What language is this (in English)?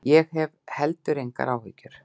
Icelandic